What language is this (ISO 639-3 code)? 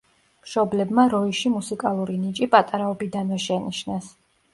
kat